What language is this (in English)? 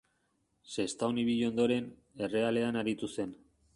Basque